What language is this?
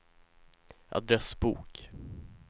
Swedish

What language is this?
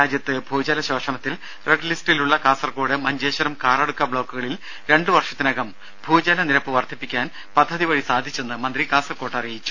Malayalam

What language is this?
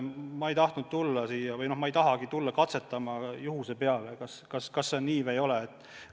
Estonian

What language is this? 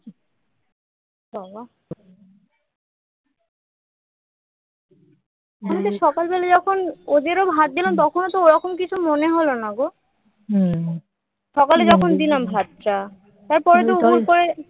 Bangla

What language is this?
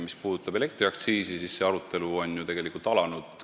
Estonian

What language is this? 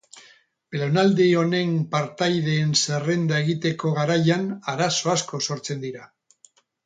Basque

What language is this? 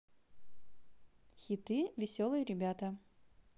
Russian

